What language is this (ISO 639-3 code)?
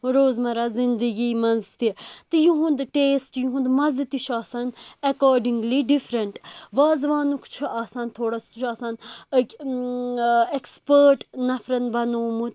kas